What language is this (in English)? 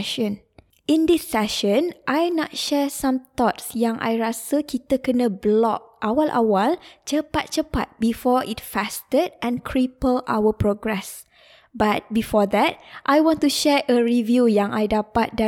Malay